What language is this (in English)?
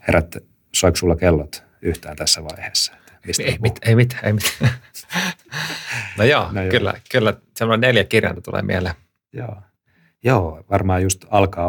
Finnish